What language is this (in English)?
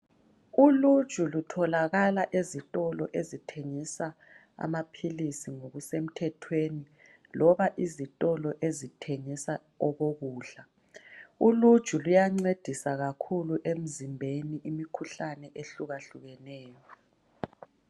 North Ndebele